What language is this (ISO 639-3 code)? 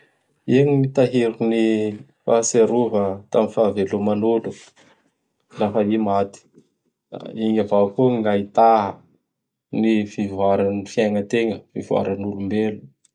bhr